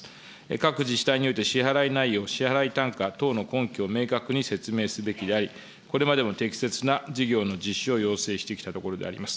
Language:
Japanese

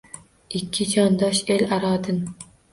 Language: Uzbek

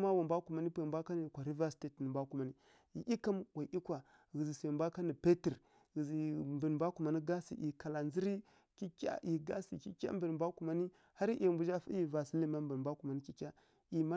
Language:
Kirya-Konzəl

